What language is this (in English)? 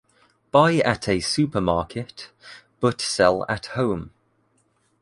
English